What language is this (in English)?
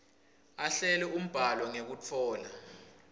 Swati